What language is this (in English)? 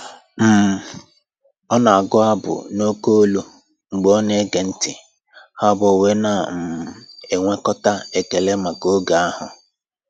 Igbo